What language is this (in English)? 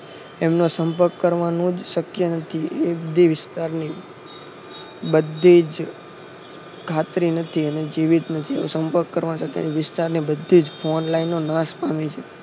Gujarati